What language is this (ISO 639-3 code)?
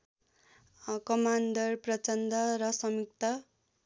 nep